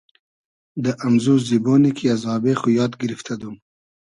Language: Hazaragi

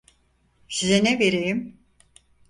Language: Turkish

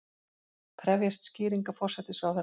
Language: Icelandic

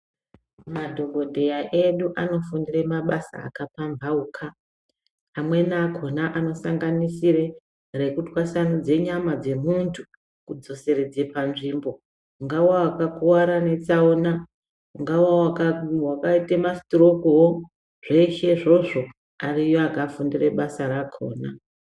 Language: Ndau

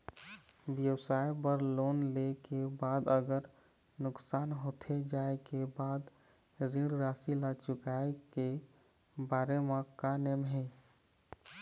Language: Chhattisgarhi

